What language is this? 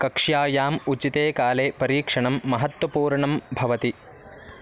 Sanskrit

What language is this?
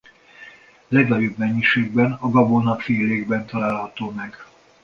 Hungarian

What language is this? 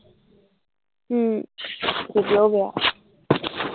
Assamese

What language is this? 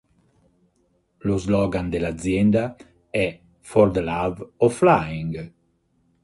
Italian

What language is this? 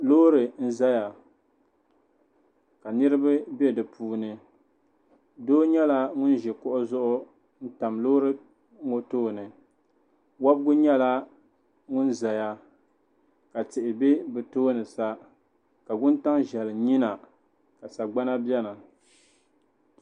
Dagbani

